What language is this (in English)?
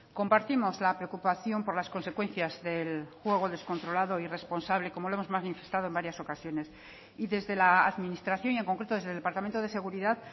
Spanish